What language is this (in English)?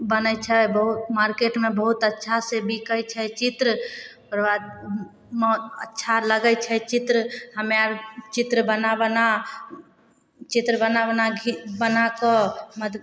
Maithili